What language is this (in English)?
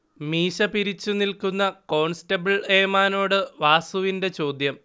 Malayalam